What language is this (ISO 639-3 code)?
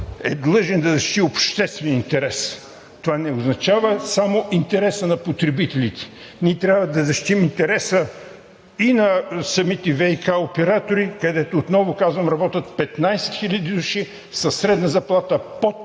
bul